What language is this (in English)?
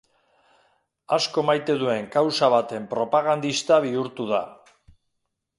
Basque